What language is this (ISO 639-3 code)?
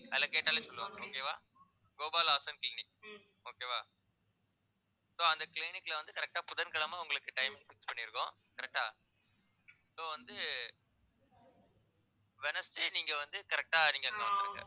tam